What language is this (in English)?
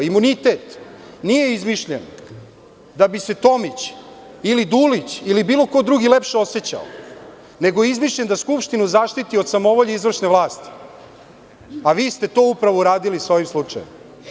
Serbian